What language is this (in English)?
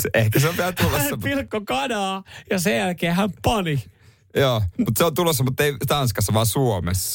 Finnish